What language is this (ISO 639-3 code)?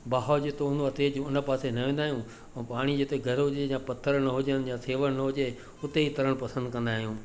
snd